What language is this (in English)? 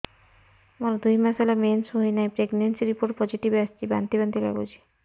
Odia